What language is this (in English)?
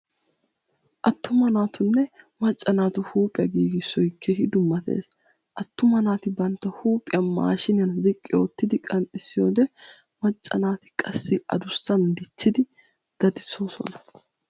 Wolaytta